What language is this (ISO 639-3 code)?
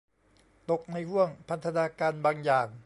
tha